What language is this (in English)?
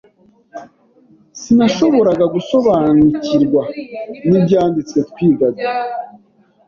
Kinyarwanda